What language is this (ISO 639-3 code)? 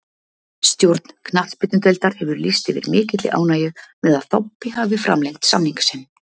isl